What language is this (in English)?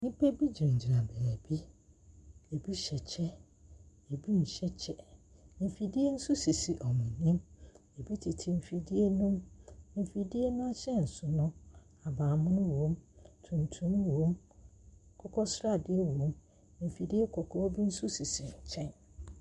Akan